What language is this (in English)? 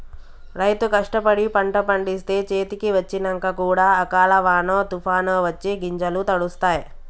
Telugu